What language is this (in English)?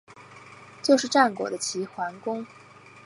Chinese